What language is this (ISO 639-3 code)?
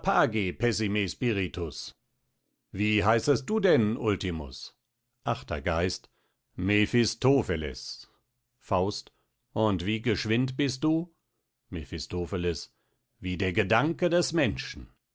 deu